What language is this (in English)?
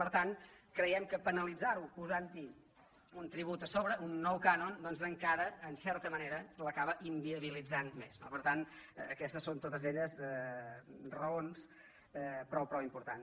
Catalan